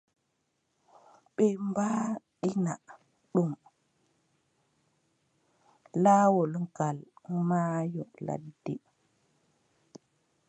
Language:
Adamawa Fulfulde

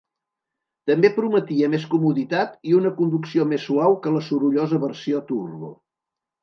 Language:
Catalan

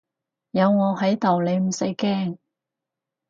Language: Cantonese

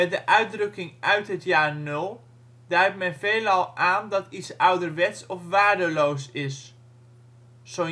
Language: Dutch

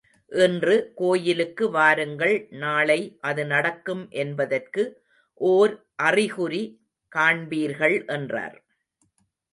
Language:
Tamil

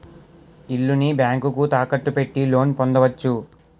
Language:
Telugu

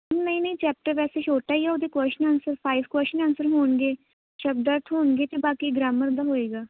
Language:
Punjabi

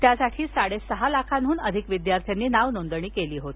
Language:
Marathi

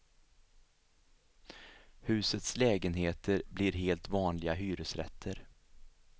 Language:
Swedish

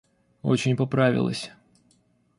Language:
Russian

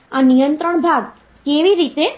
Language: Gujarati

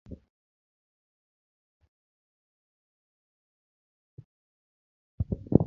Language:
Luo (Kenya and Tanzania)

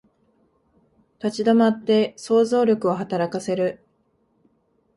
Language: Japanese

